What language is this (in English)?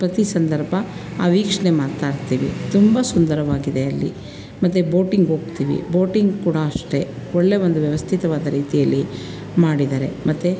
Kannada